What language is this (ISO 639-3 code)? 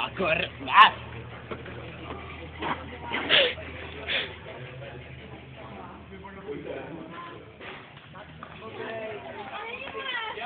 ces